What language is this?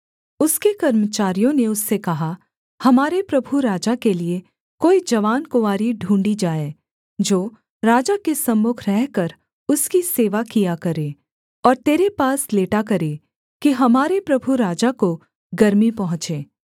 Hindi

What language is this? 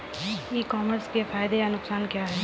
Hindi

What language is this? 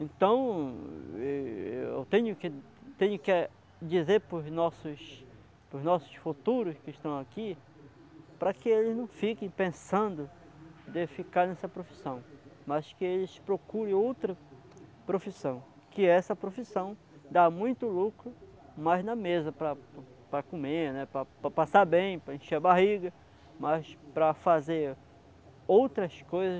Portuguese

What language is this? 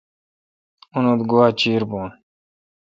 Kalkoti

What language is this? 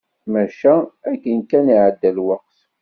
Kabyle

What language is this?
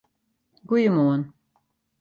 Western Frisian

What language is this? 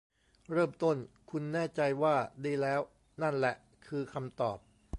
Thai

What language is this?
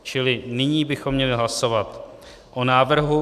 Czech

